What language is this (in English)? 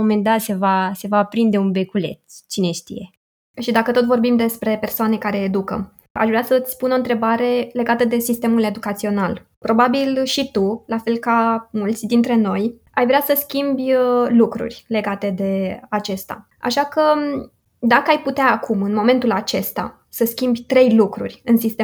Romanian